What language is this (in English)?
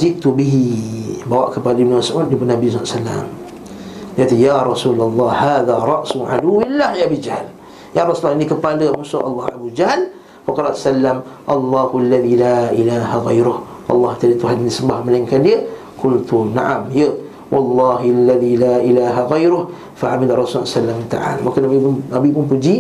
Malay